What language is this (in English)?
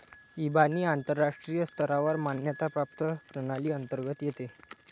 Marathi